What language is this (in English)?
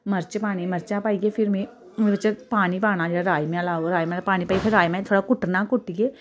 Dogri